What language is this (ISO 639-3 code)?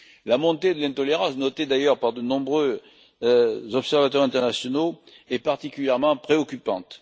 fra